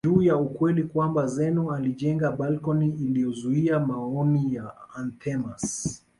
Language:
Swahili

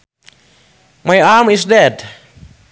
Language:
Sundanese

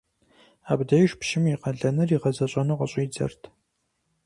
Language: Kabardian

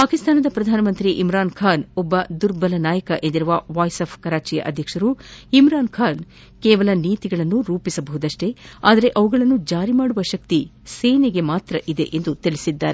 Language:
Kannada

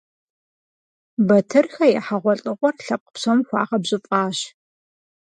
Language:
Kabardian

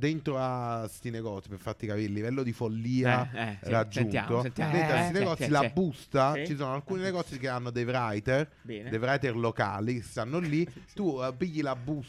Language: Italian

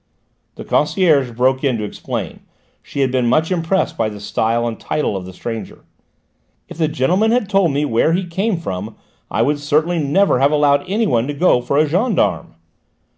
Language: English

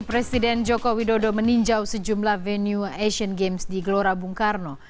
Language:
Indonesian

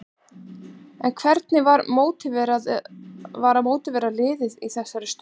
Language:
Icelandic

